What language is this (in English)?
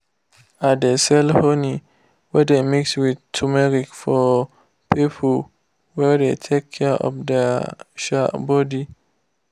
Nigerian Pidgin